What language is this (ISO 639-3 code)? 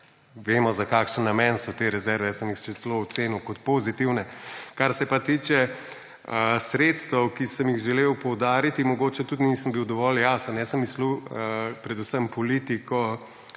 slv